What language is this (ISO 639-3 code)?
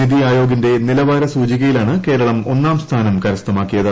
mal